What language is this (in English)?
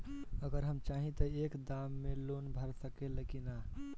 Bhojpuri